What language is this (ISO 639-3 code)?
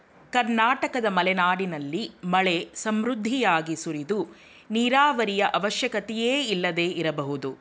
kan